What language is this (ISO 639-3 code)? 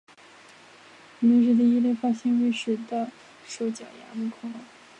zho